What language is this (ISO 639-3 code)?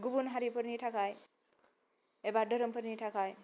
brx